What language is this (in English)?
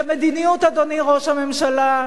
Hebrew